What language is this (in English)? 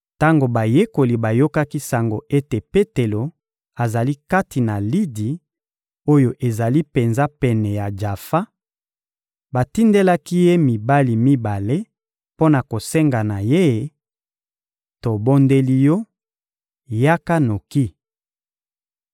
Lingala